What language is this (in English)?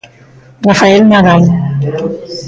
Galician